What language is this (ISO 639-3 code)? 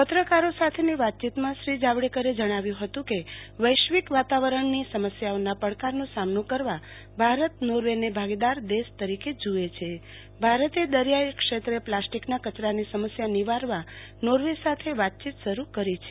guj